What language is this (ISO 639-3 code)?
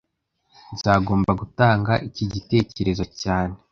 kin